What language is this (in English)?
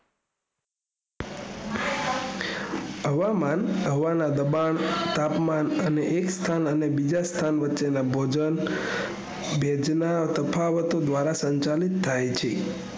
Gujarati